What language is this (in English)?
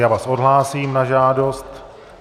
Czech